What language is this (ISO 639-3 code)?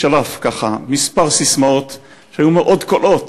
heb